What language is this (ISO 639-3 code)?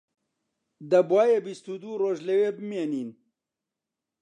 ckb